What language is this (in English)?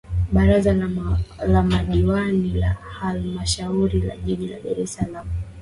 Swahili